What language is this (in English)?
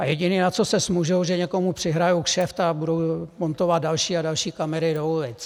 Czech